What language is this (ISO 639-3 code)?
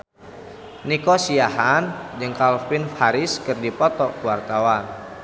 sun